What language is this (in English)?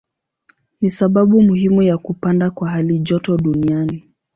Swahili